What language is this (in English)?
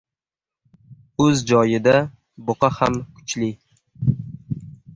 Uzbek